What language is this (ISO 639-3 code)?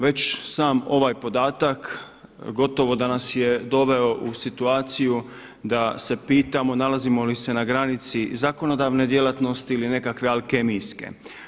hrv